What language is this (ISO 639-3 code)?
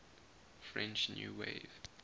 eng